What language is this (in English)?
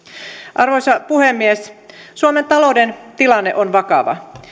Finnish